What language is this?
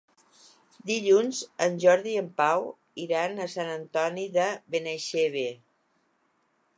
Catalan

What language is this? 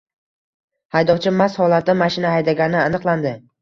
Uzbek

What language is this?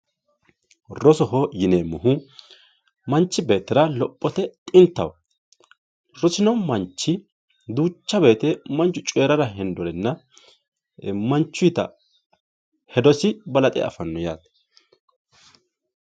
Sidamo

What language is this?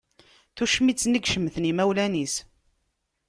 Kabyle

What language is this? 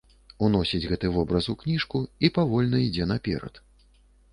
Belarusian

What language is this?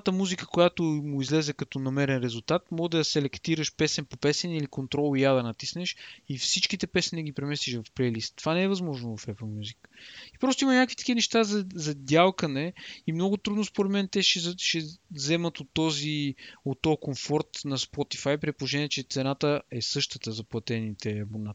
Bulgarian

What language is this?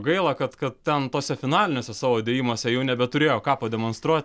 Lithuanian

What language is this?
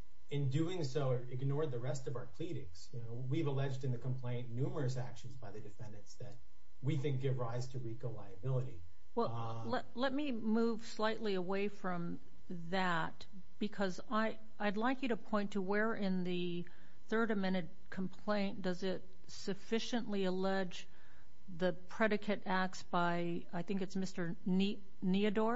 English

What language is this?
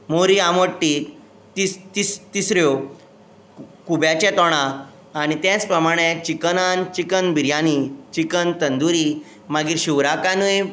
Konkani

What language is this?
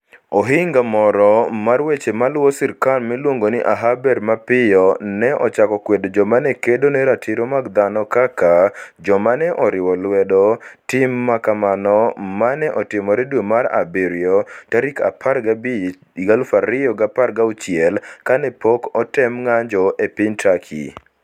Luo (Kenya and Tanzania)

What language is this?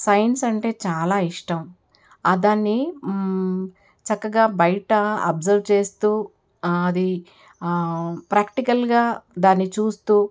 Telugu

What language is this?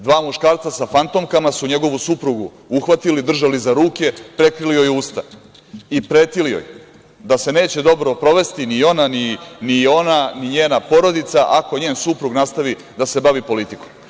Serbian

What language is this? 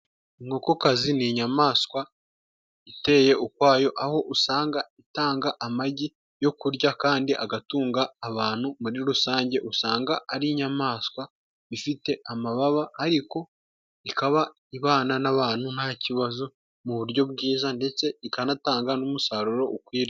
Kinyarwanda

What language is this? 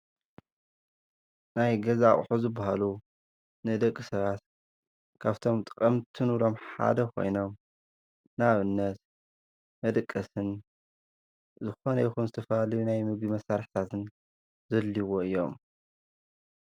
Tigrinya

